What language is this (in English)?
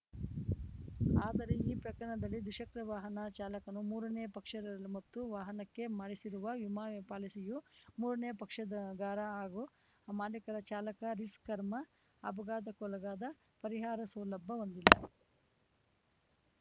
Kannada